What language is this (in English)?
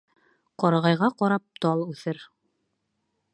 Bashkir